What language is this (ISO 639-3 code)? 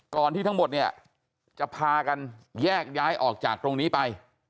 tha